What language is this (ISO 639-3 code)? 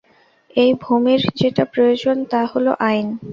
ben